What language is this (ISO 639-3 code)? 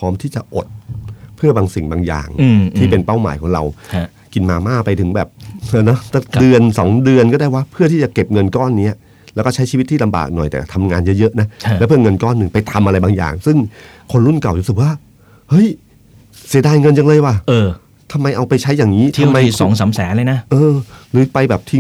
tha